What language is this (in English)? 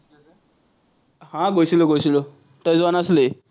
Assamese